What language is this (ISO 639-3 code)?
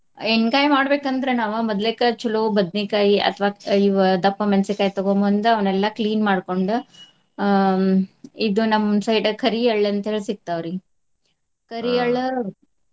kan